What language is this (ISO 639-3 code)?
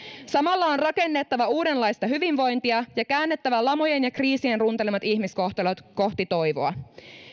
fin